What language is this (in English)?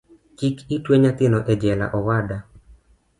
Luo (Kenya and Tanzania)